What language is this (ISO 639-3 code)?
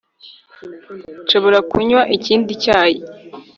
kin